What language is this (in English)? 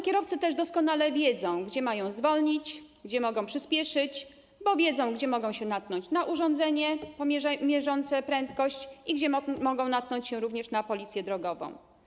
Polish